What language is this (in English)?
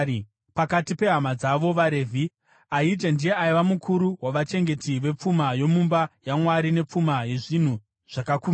Shona